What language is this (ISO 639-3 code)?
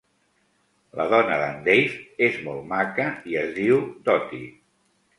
cat